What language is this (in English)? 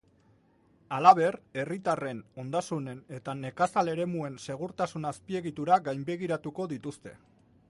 Basque